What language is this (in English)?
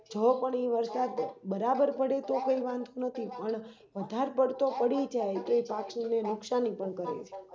Gujarati